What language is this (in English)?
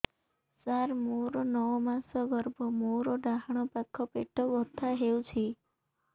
Odia